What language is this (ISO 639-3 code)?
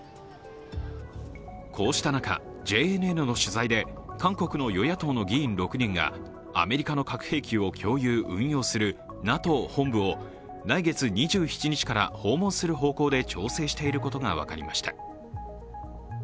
jpn